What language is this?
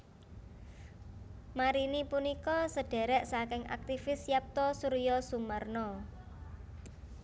Javanese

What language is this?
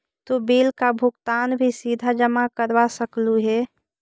Magahi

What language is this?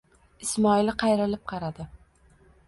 Uzbek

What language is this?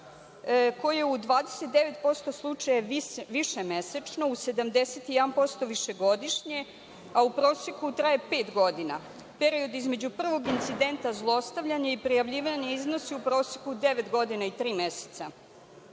Serbian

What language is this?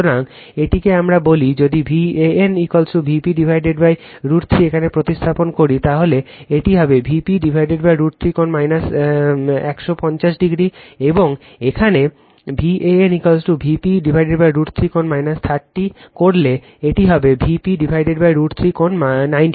Bangla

